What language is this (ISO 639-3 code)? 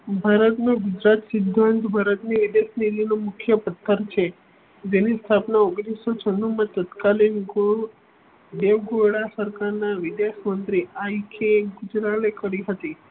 guj